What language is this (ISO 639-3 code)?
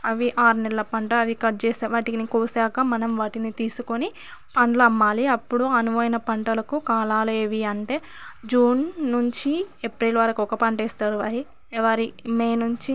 tel